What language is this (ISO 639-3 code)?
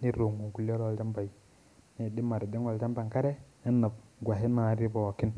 mas